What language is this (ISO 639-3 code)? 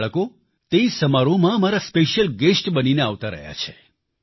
guj